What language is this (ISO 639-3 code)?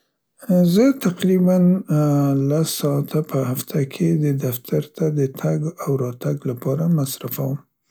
pst